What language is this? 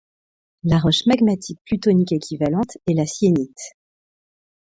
French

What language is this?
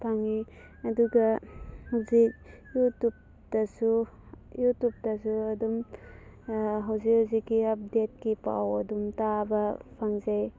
Manipuri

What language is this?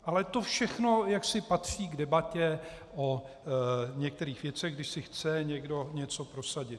Czech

